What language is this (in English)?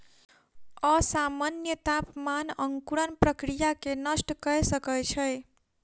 Maithili